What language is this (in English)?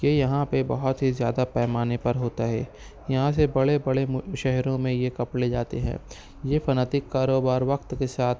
Urdu